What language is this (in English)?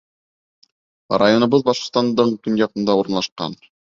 Bashkir